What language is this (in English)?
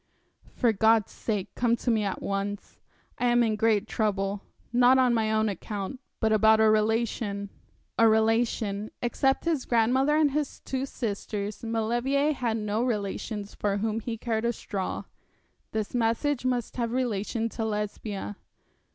English